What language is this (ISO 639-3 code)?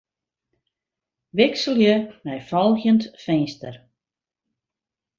fry